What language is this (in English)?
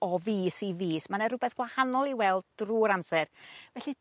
Welsh